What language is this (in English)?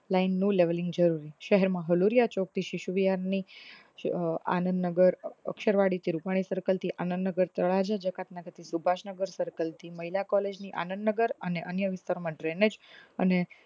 Gujarati